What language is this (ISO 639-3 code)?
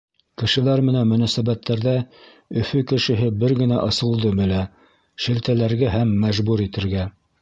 bak